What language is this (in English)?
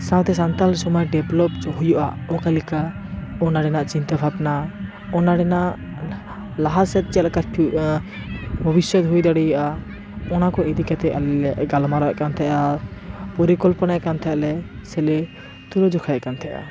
Santali